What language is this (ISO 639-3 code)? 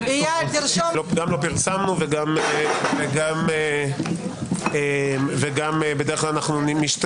heb